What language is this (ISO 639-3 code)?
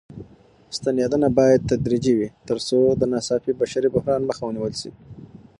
pus